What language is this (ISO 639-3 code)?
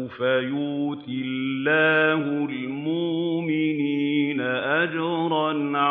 ara